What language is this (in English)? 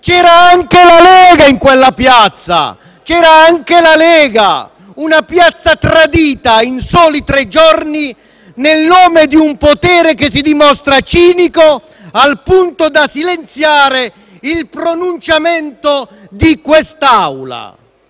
Italian